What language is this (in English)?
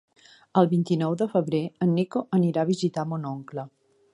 Catalan